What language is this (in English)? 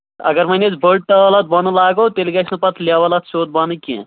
Kashmiri